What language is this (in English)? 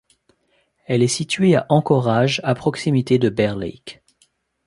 French